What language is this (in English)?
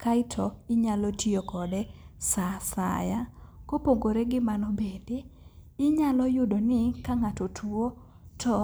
Luo (Kenya and Tanzania)